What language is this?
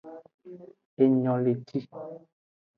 Aja (Benin)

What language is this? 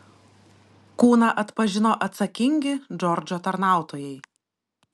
Lithuanian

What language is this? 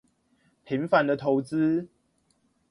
Chinese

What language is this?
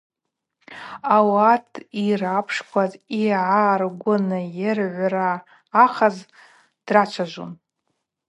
Abaza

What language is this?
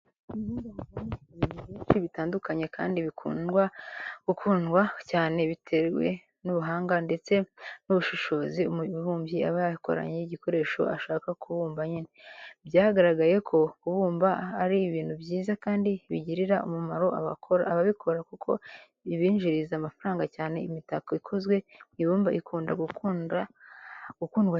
Kinyarwanda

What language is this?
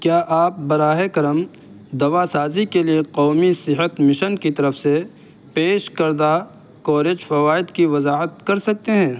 Urdu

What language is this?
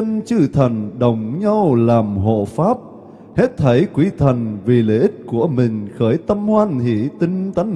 Vietnamese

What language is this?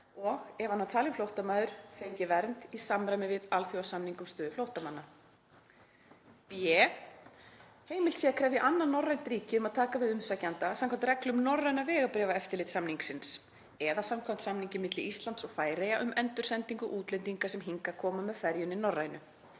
Icelandic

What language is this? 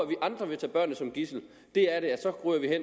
Danish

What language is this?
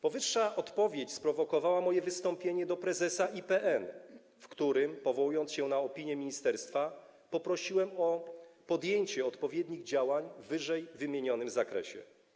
Polish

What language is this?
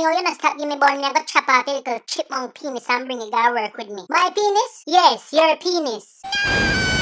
English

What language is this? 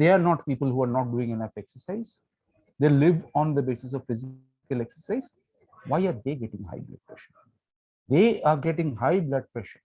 English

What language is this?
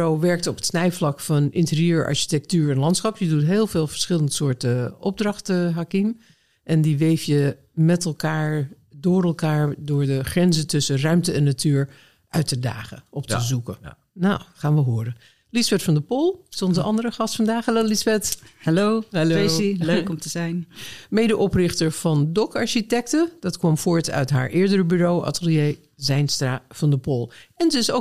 Dutch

